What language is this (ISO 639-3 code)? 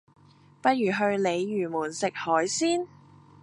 yue